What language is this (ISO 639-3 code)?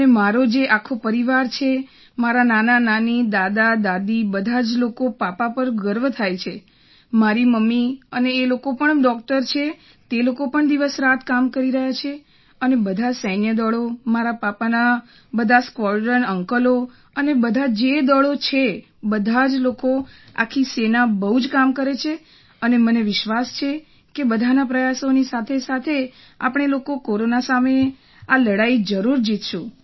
guj